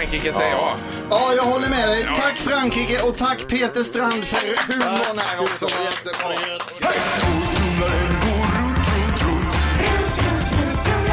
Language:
Swedish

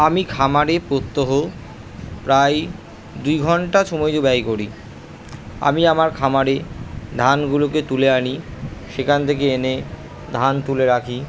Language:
Bangla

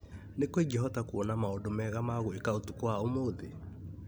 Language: Kikuyu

